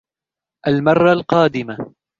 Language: Arabic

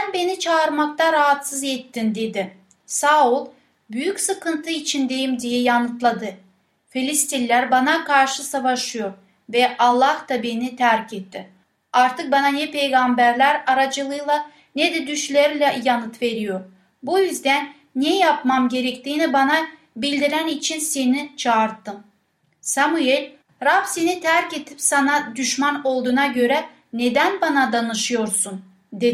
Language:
Turkish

